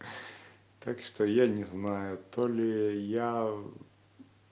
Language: Russian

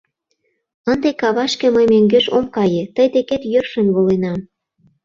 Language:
Mari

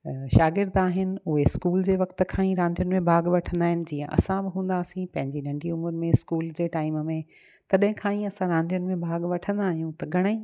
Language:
Sindhi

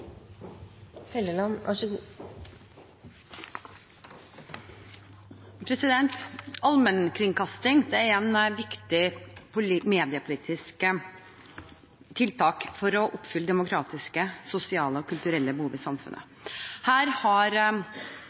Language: Norwegian Bokmål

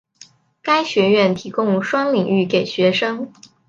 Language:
Chinese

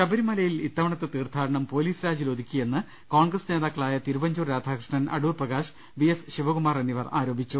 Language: Malayalam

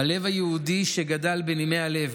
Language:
Hebrew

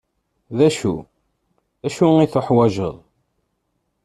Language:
Kabyle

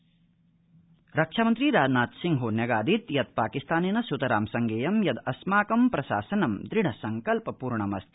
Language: Sanskrit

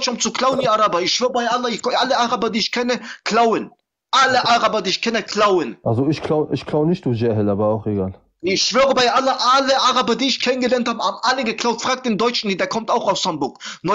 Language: German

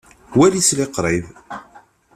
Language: Kabyle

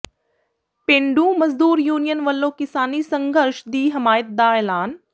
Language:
Punjabi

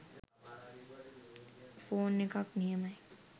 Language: Sinhala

